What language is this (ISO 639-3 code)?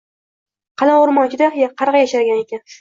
uzb